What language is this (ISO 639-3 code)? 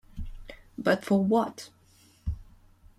eng